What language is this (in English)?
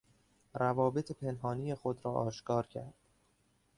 Persian